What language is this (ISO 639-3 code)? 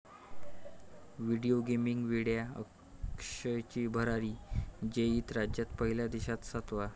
mar